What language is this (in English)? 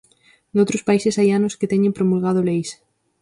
Galician